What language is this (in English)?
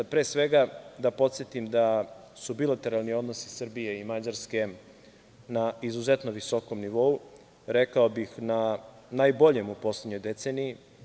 Serbian